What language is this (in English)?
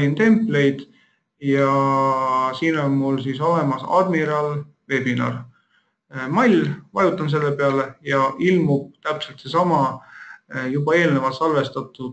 Finnish